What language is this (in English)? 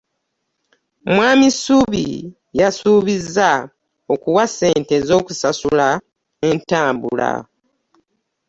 Ganda